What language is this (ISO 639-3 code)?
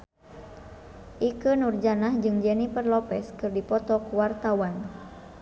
sun